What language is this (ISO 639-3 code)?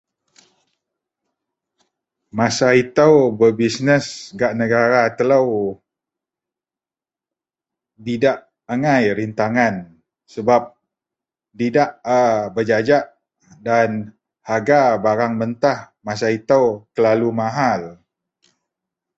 mel